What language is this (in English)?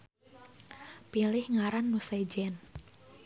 Sundanese